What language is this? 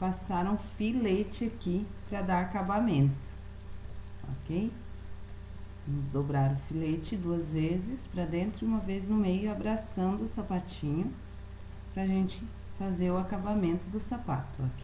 Portuguese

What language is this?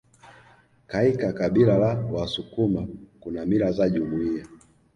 Swahili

